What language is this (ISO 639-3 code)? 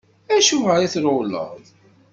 kab